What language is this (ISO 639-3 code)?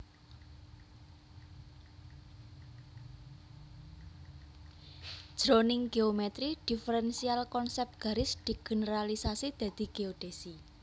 jav